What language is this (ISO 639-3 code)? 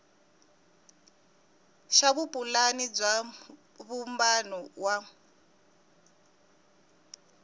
tso